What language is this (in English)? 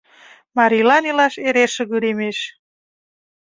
Mari